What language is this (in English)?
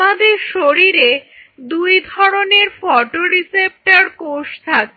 Bangla